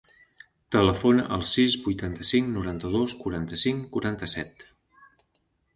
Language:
Catalan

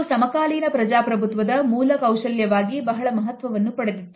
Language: Kannada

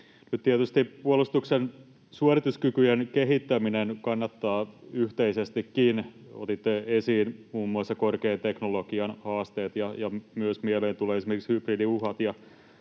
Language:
Finnish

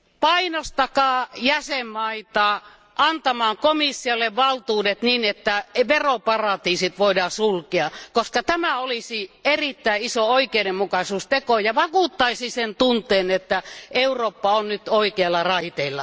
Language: Finnish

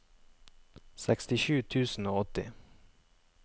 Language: Norwegian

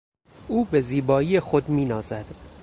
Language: Persian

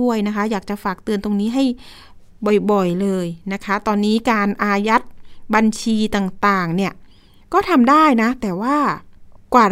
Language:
Thai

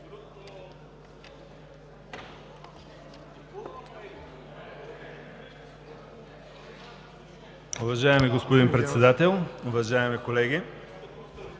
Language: Bulgarian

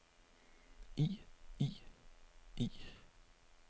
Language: Danish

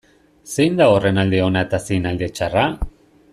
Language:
Basque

